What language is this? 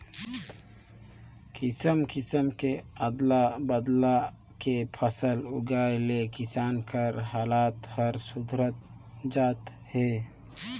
Chhattisgarhi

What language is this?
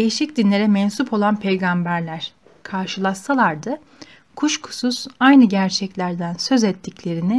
Turkish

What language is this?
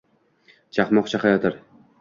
Uzbek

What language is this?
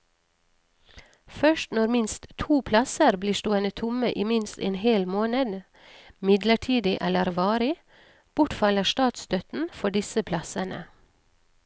Norwegian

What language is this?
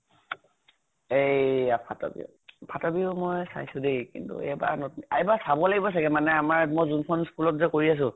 Assamese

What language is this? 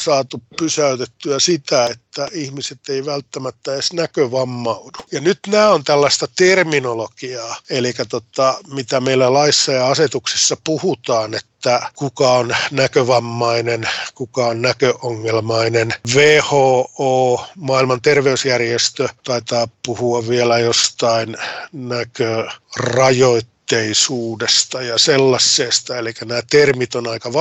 Finnish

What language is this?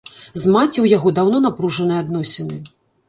Belarusian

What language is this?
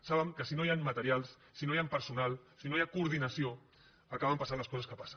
Catalan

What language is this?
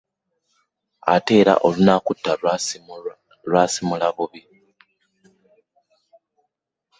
Ganda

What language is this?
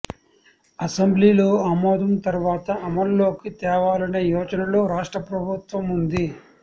Telugu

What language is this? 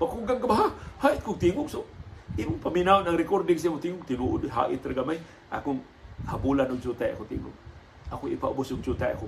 Filipino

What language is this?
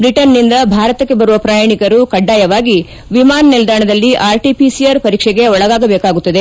Kannada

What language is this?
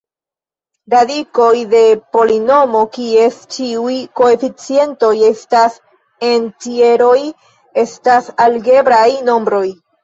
Esperanto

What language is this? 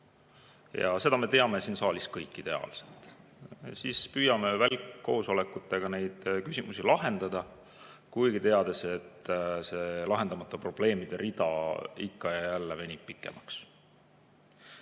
Estonian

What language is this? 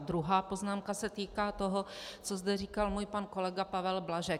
Czech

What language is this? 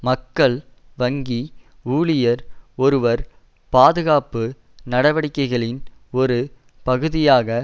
Tamil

